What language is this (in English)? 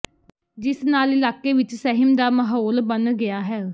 Punjabi